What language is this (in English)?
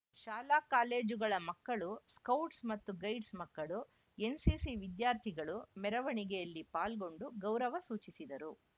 Kannada